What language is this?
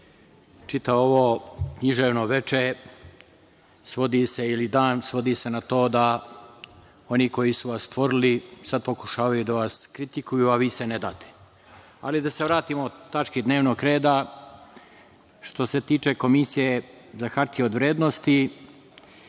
Serbian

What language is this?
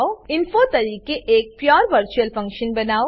Gujarati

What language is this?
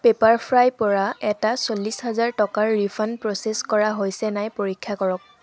Assamese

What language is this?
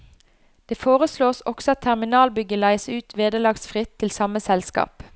Norwegian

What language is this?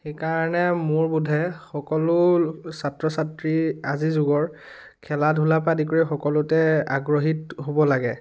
Assamese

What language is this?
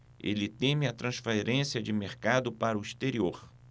Portuguese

